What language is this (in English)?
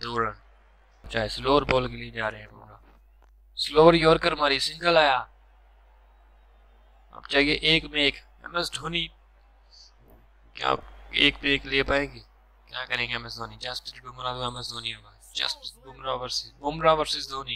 Romanian